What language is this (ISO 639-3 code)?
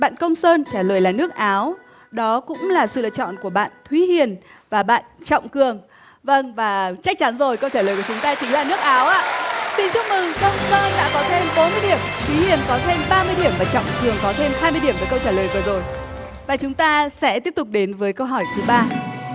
vie